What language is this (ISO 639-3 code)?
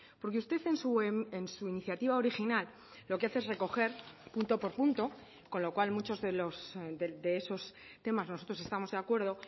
spa